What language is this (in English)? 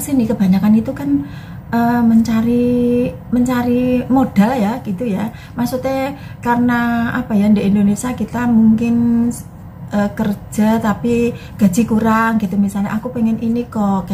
Indonesian